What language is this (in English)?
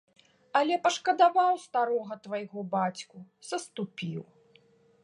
Belarusian